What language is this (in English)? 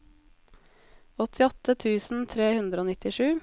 Norwegian